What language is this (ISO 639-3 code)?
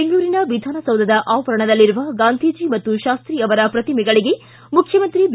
kan